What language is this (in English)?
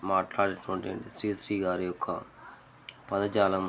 Telugu